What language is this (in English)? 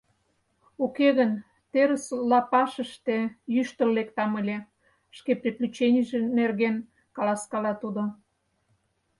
Mari